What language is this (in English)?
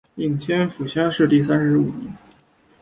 Chinese